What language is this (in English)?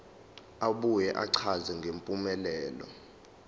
Zulu